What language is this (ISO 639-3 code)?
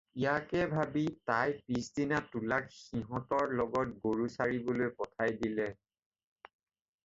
asm